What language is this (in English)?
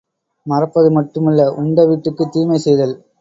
Tamil